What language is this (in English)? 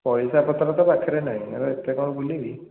Odia